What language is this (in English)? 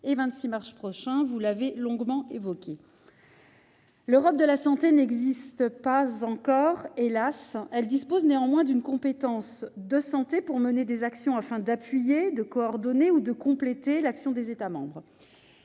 French